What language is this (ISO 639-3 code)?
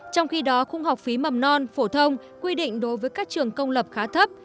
vie